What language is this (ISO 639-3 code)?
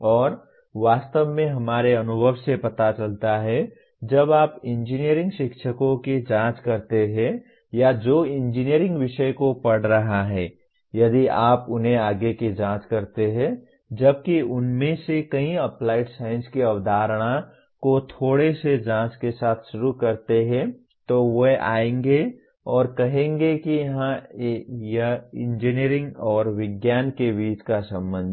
hin